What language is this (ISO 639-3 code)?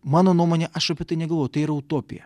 lit